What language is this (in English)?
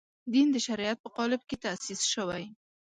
Pashto